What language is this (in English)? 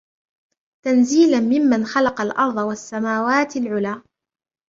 Arabic